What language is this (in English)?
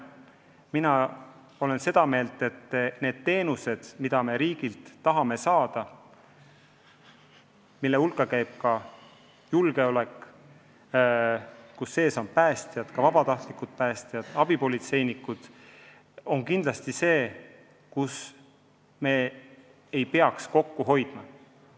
Estonian